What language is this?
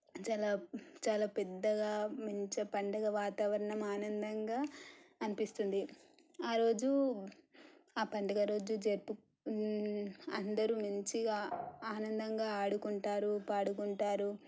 Telugu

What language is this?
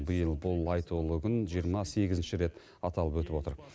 Kazakh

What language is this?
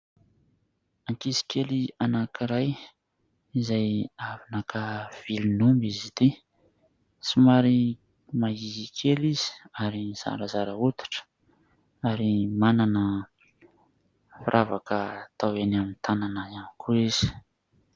Malagasy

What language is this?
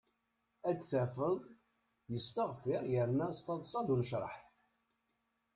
Kabyle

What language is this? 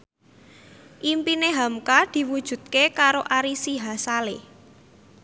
Javanese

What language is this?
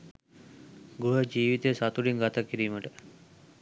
Sinhala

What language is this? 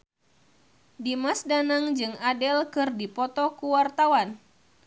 Sundanese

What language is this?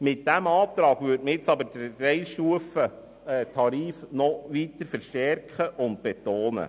Swiss German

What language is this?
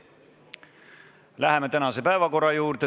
Estonian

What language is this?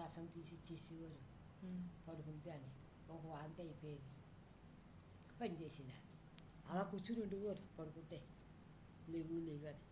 Telugu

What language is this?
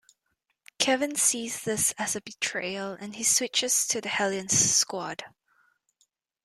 English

